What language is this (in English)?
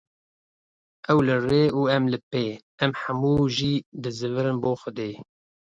Kurdish